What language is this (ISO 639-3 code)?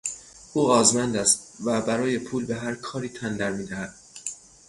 fas